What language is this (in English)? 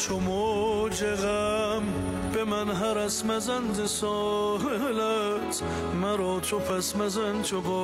Persian